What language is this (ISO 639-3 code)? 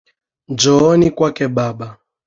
swa